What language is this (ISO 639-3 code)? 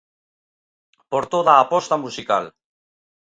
glg